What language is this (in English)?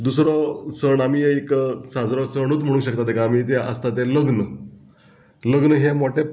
Konkani